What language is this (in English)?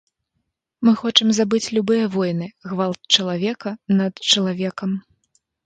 Belarusian